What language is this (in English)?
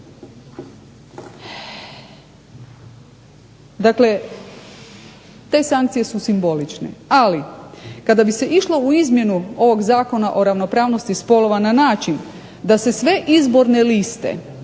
Croatian